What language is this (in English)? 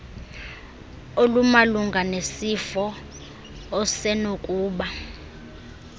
Xhosa